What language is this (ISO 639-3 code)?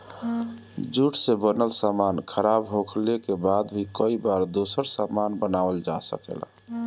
bho